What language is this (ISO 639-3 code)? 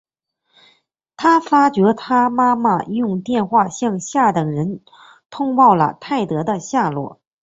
zho